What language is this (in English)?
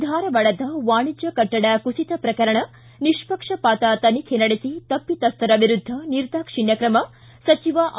Kannada